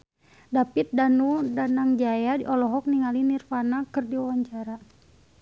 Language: Sundanese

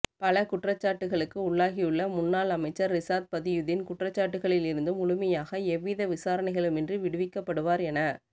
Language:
Tamil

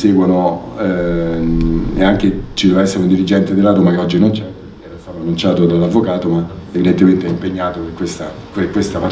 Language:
Italian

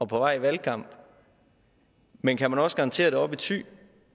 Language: Danish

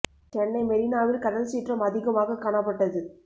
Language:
Tamil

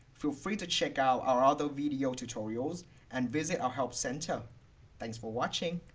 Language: English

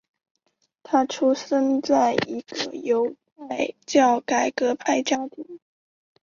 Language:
Chinese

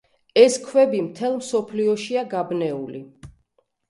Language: Georgian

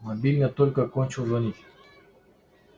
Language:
Russian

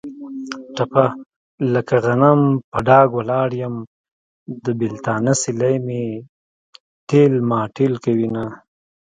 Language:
Pashto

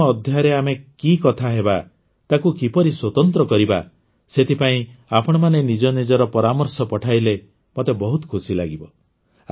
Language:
Odia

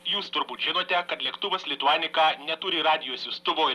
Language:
Lithuanian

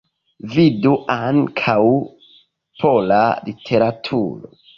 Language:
Esperanto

